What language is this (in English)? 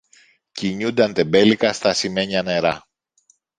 Greek